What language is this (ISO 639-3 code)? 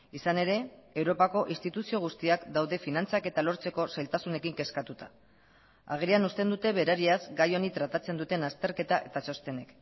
eus